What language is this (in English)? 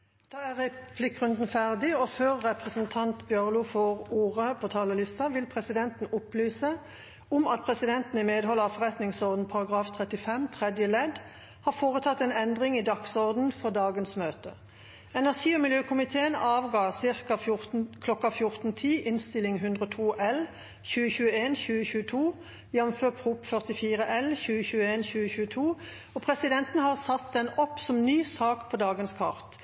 Norwegian